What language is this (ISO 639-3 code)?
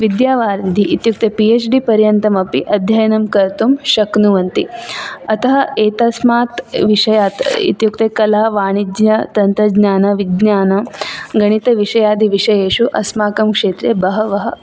san